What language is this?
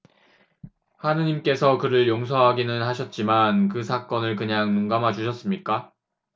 Korean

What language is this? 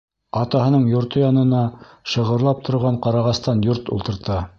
Bashkir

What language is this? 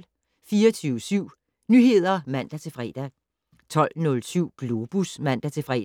Danish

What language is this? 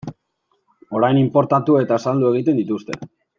Basque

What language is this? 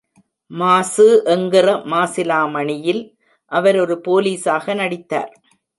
Tamil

